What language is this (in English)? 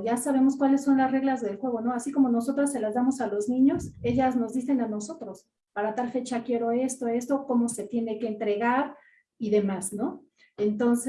Spanish